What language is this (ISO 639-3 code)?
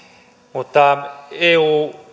fin